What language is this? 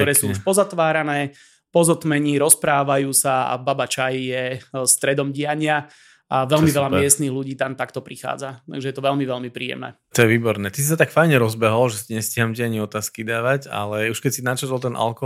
Slovak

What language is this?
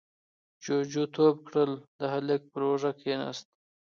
Pashto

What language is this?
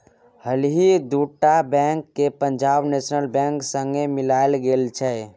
Maithili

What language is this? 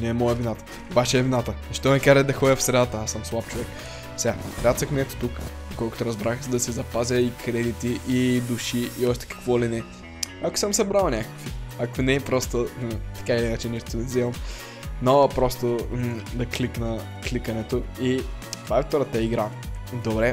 Bulgarian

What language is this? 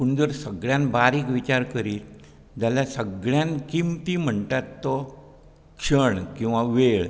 Konkani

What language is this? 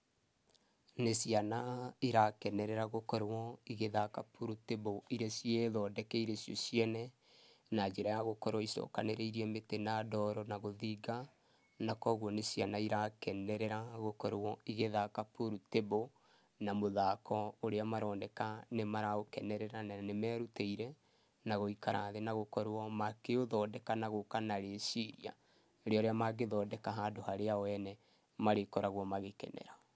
Kikuyu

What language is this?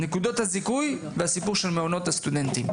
Hebrew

